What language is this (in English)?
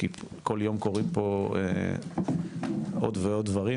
Hebrew